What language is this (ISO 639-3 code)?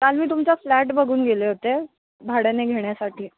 mar